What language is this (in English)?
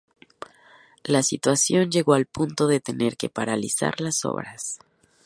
Spanish